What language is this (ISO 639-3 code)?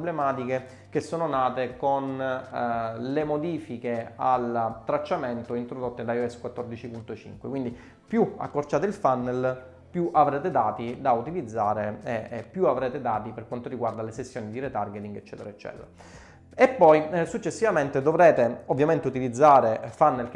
ita